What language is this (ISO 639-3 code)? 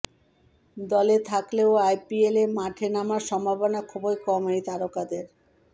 ben